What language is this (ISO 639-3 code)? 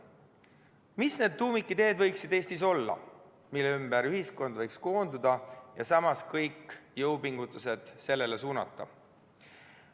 est